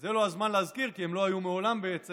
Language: Hebrew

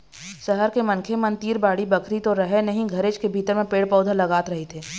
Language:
Chhattisgarhi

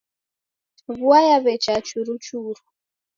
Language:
Taita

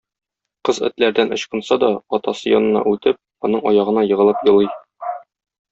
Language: Tatar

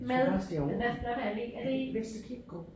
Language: Danish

